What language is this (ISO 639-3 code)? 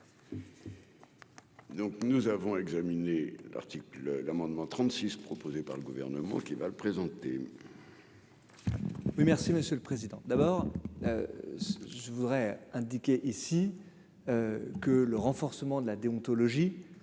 fra